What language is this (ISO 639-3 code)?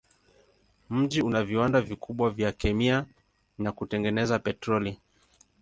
swa